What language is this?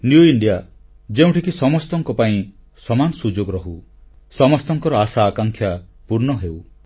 Odia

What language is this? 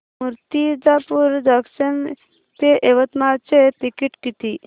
Marathi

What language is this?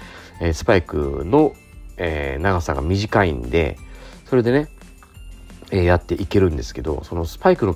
Japanese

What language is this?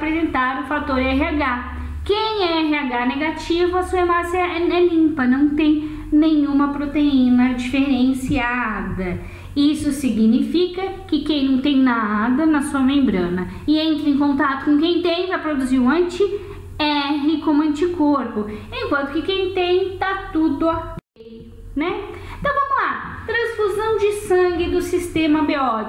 Portuguese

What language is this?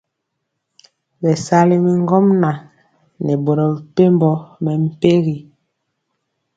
Mpiemo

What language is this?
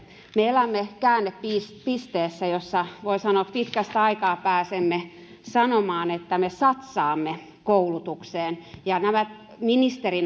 Finnish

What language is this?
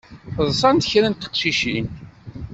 Kabyle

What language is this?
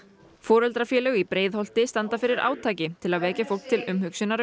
Icelandic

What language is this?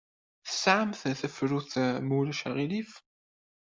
Kabyle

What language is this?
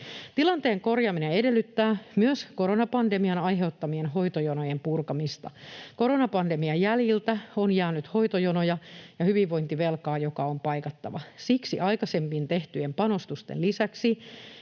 Finnish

